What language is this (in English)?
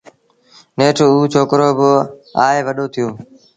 Sindhi Bhil